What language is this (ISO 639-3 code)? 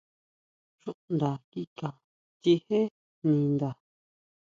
mau